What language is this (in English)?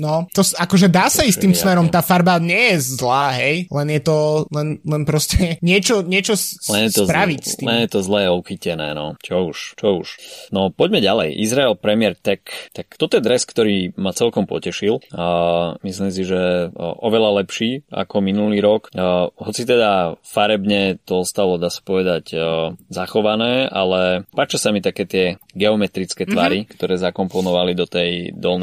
Slovak